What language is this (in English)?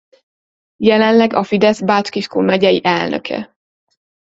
Hungarian